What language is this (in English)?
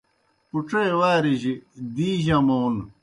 Kohistani Shina